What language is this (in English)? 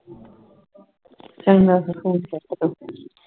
Punjabi